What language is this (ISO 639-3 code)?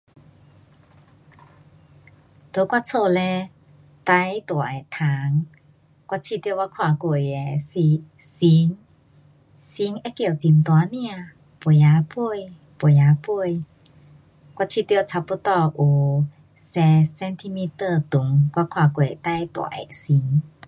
cpx